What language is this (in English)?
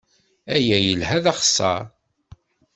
Kabyle